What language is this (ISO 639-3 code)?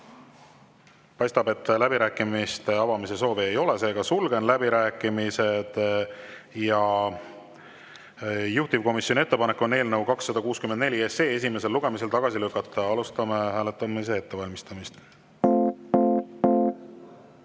est